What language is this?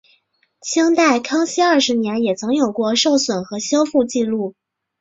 Chinese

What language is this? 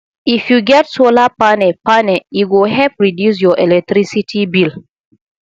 Nigerian Pidgin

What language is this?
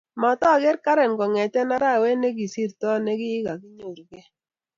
Kalenjin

